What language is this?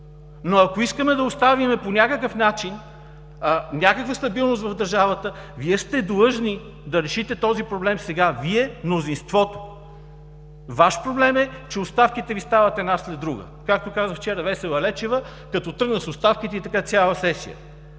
Bulgarian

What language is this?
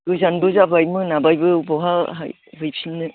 Bodo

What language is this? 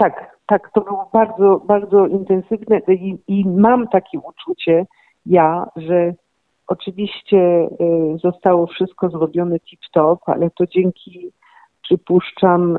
Polish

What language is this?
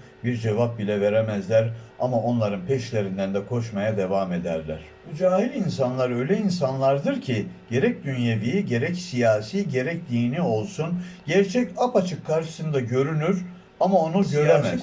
Turkish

